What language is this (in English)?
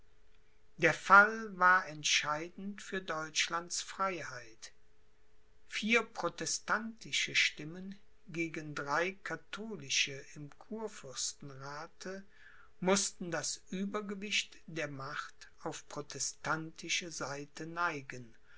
German